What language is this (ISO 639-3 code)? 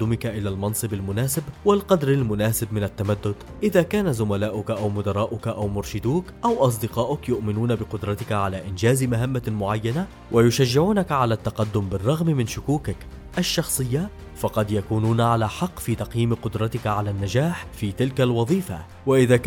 ara